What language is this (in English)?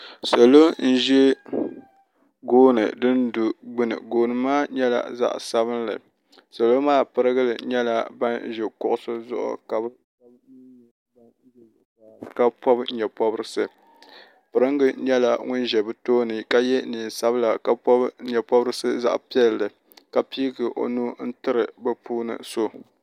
Dagbani